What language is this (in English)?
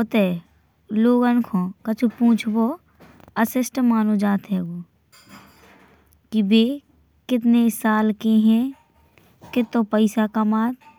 Bundeli